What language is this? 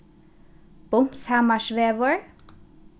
Faroese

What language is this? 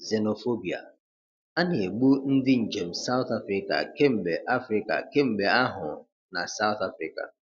Igbo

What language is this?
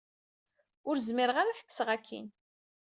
Kabyle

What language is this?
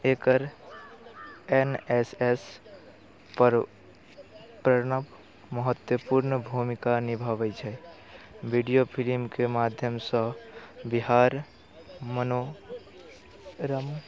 Maithili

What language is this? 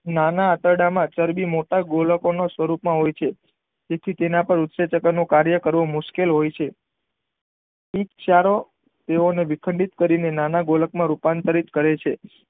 Gujarati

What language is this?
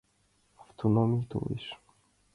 Mari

